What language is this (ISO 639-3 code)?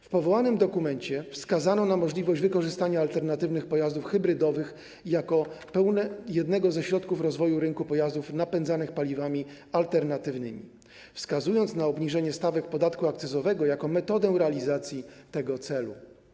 pol